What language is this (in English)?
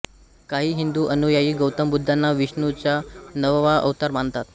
Marathi